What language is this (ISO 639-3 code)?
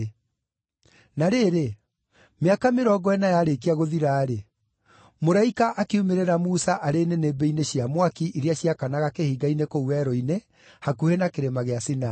kik